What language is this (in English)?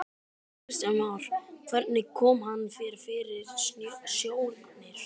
Icelandic